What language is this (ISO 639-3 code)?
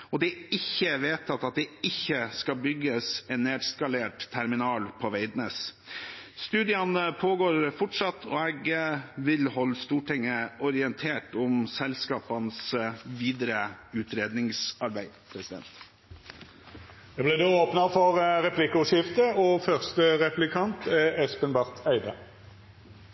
nor